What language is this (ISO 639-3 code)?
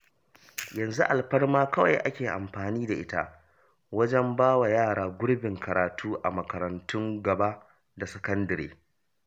hau